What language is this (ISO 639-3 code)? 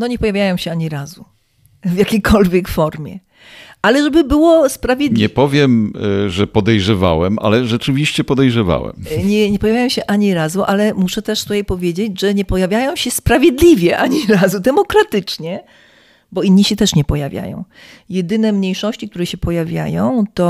pol